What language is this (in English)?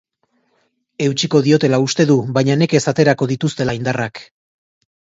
Basque